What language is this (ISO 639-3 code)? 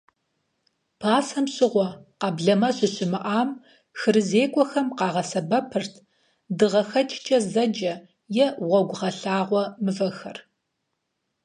kbd